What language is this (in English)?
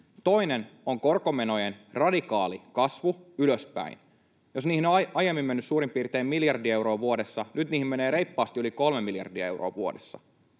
Finnish